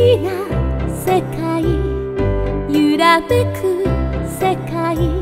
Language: Korean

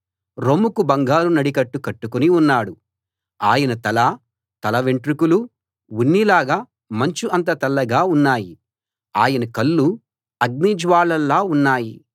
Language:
Telugu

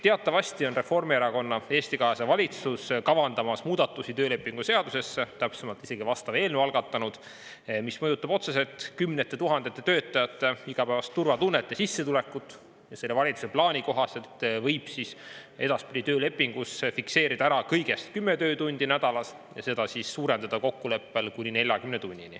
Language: Estonian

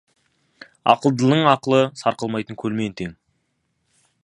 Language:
Kazakh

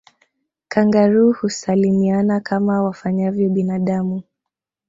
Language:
Swahili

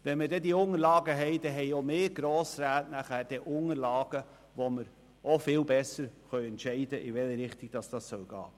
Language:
Swiss German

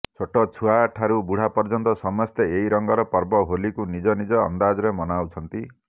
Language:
Odia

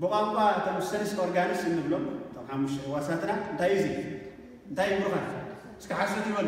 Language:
Arabic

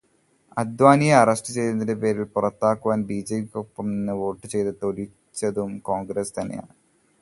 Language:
Malayalam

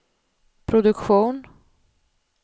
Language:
Swedish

